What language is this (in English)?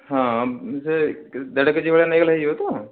Odia